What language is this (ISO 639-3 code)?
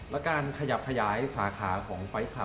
tha